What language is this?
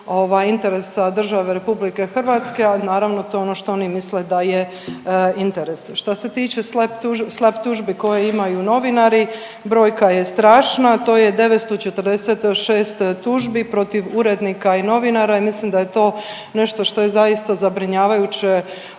Croatian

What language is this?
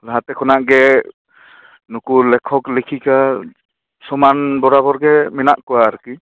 Santali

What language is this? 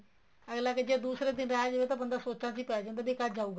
Punjabi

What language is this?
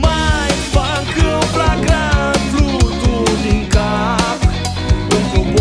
Romanian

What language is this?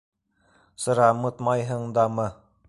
Bashkir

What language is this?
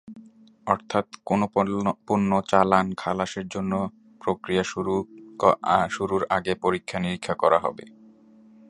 Bangla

